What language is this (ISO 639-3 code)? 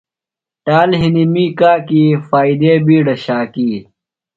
phl